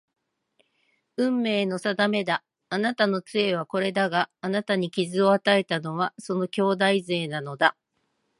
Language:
Japanese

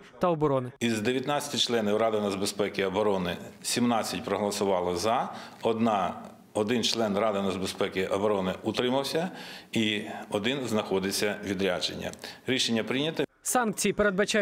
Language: Ukrainian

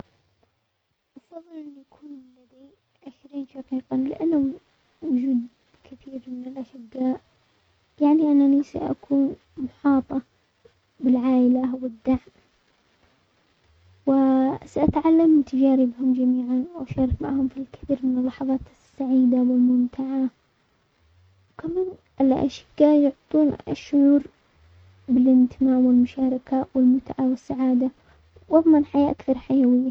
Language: Omani Arabic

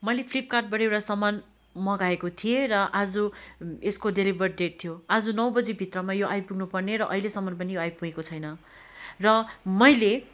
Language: Nepali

